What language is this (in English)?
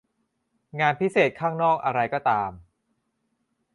Thai